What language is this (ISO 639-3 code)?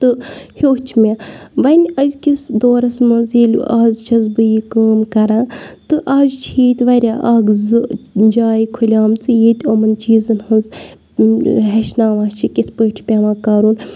kas